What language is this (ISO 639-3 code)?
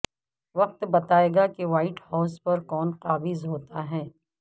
urd